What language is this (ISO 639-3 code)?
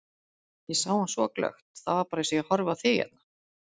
isl